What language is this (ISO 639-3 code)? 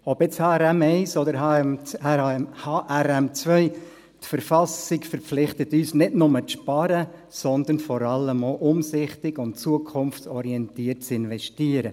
gsw